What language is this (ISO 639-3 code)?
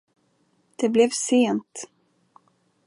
swe